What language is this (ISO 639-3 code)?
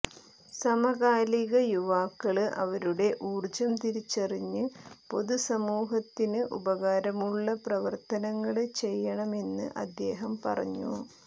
mal